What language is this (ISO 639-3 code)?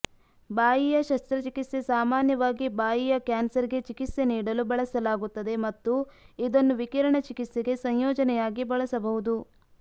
kan